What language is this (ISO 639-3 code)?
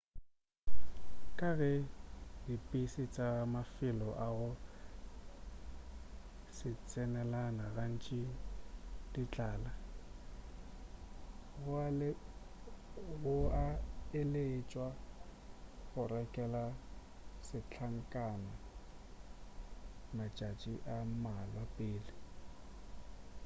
nso